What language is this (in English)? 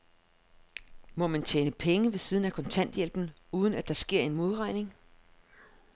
Danish